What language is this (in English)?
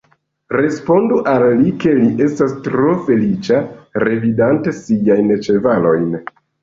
Esperanto